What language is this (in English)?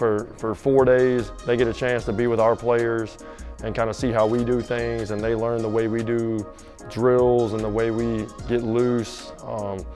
English